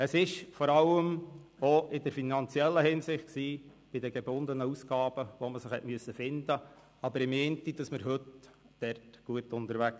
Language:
Swiss German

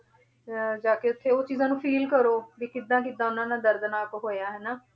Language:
Punjabi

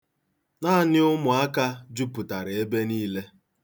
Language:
Igbo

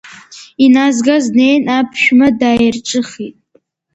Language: Abkhazian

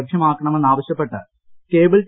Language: Malayalam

